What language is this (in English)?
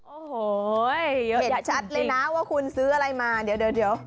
Thai